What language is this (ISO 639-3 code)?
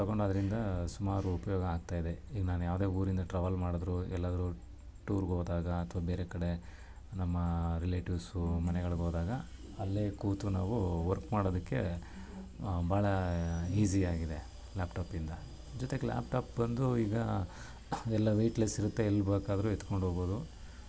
kan